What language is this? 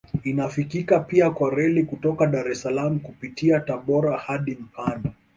Swahili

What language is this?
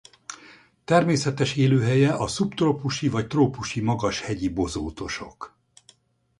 Hungarian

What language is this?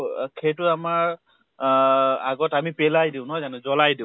Assamese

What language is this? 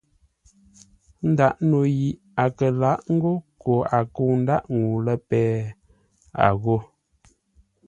Ngombale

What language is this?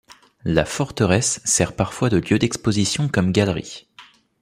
French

